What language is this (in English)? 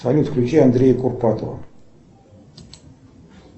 Russian